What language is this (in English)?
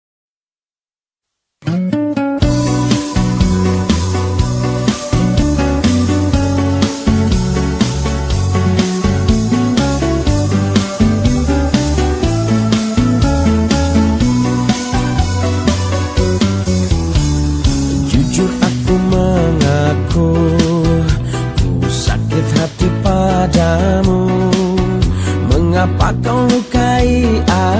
Indonesian